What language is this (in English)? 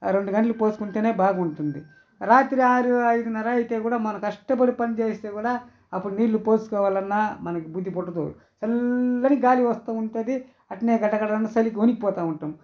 Telugu